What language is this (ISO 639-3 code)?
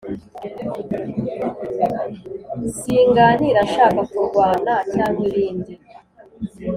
kin